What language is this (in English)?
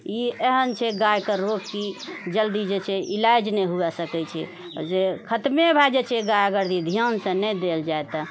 Maithili